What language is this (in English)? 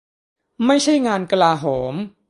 Thai